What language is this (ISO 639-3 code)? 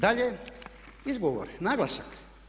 hrv